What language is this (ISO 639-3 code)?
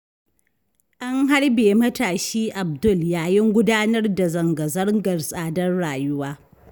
hau